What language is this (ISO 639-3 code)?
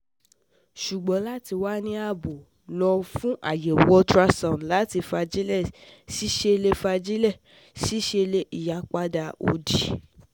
yor